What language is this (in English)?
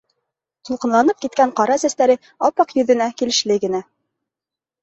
Bashkir